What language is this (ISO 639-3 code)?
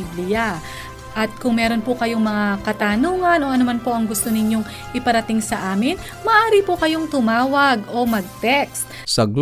fil